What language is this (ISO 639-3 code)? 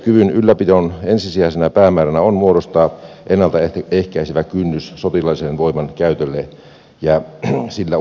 fin